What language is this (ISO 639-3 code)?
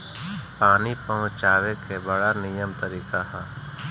bho